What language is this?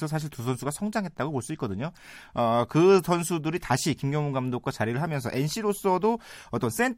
Korean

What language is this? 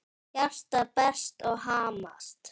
Icelandic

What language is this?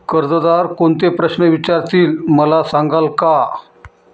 Marathi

